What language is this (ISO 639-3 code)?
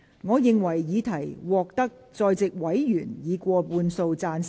yue